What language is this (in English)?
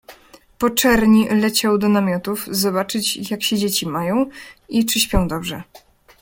Polish